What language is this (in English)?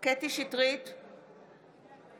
Hebrew